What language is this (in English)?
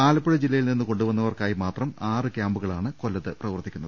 Malayalam